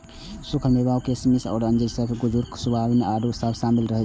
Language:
Maithili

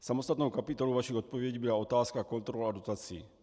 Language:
Czech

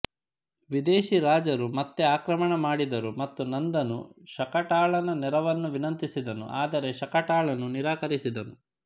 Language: Kannada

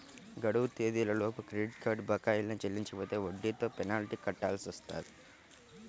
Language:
Telugu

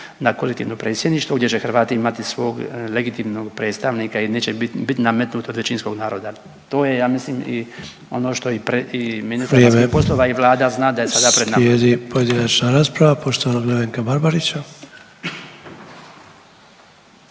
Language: Croatian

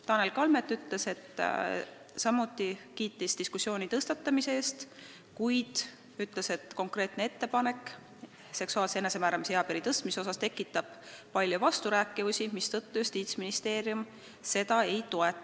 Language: Estonian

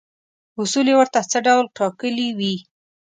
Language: Pashto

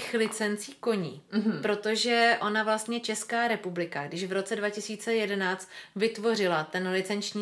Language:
Czech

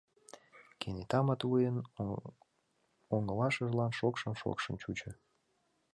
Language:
Mari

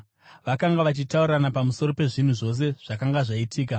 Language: Shona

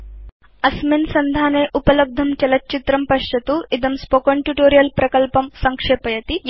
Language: Sanskrit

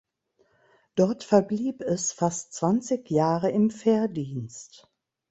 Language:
German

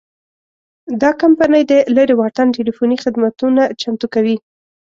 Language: Pashto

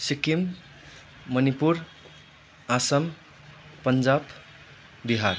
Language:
Nepali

